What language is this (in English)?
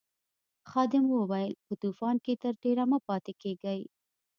Pashto